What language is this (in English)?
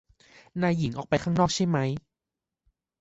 Thai